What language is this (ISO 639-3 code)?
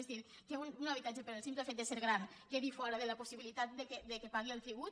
cat